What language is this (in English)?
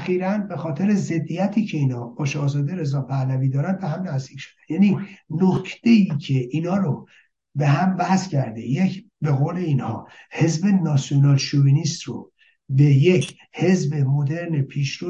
Persian